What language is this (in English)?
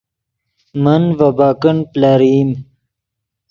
Yidgha